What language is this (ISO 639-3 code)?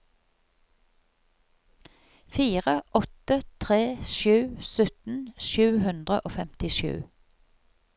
nor